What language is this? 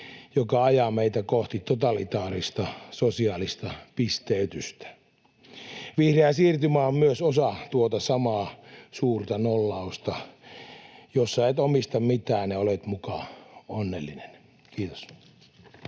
Finnish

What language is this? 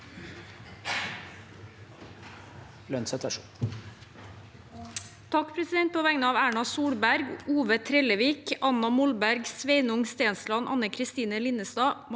Norwegian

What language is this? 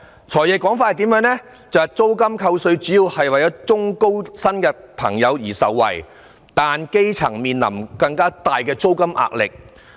Cantonese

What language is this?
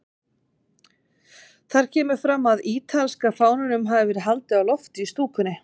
Icelandic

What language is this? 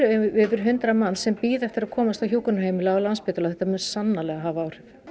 Icelandic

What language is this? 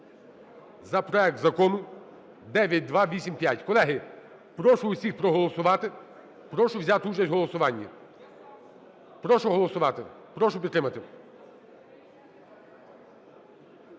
Ukrainian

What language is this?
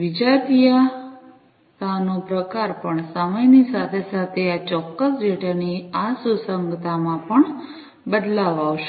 Gujarati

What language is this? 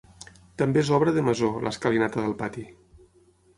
Catalan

